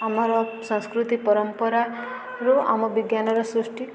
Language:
Odia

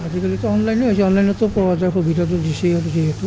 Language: Assamese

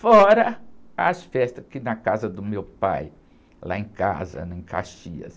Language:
Portuguese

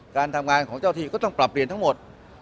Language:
Thai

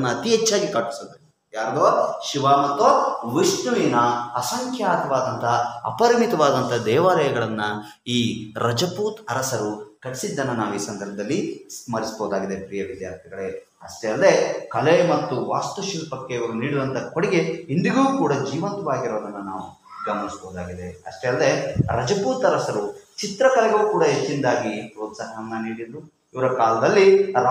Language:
Hindi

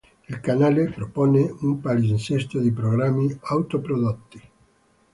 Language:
Italian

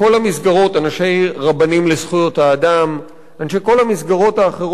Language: Hebrew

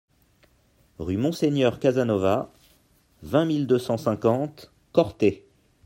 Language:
French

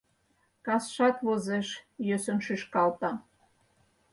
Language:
Mari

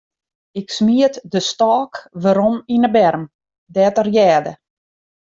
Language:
Western Frisian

